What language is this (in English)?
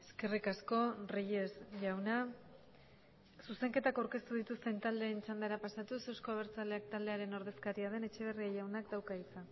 Basque